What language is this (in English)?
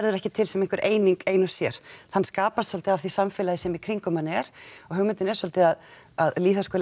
Icelandic